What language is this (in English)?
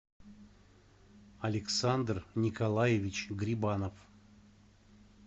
Russian